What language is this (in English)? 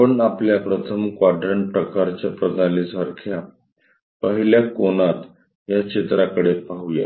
Marathi